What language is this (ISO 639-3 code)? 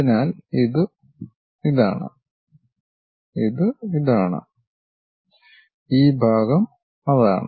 mal